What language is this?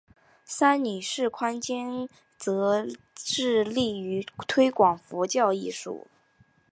Chinese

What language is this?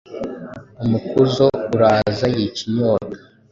Kinyarwanda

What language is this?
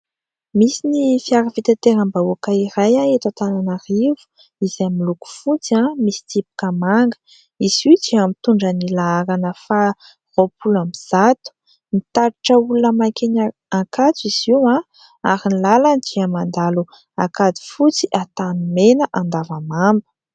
Malagasy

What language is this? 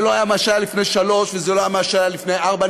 Hebrew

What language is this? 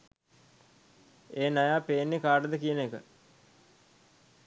Sinhala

